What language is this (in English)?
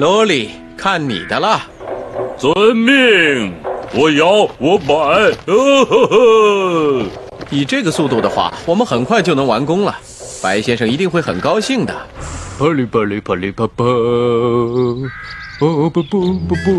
Chinese